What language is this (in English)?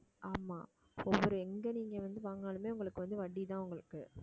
Tamil